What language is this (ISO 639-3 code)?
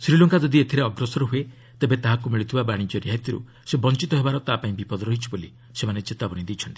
ori